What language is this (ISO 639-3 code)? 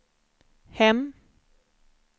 swe